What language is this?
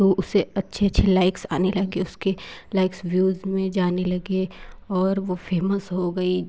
Hindi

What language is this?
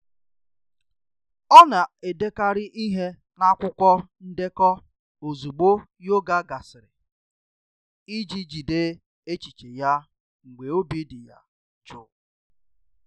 Igbo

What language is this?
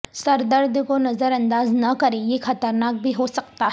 Urdu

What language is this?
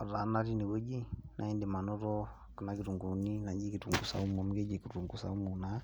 Masai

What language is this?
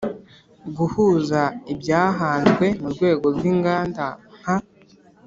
Kinyarwanda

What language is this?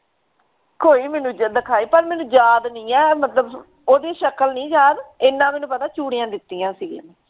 Punjabi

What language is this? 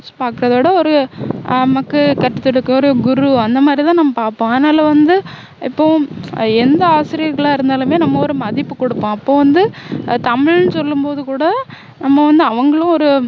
Tamil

